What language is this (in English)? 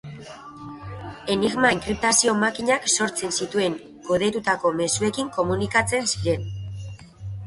Basque